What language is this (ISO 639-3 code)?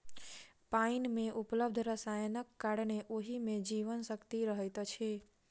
mai